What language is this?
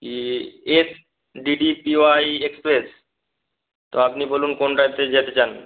Bangla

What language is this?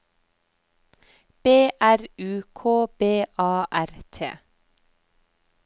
Norwegian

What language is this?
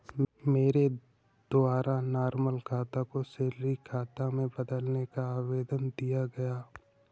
Hindi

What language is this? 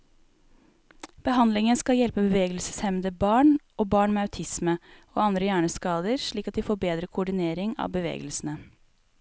Norwegian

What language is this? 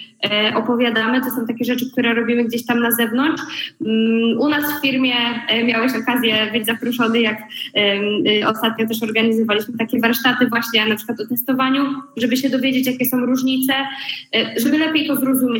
Polish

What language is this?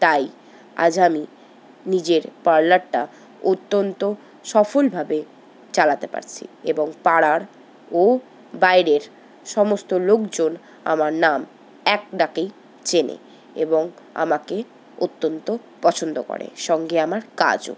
Bangla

